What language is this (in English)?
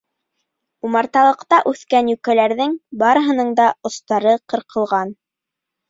Bashkir